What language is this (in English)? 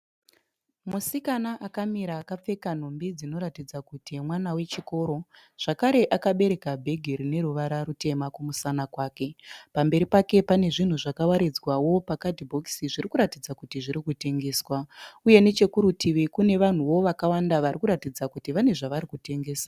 Shona